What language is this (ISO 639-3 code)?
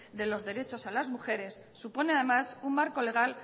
spa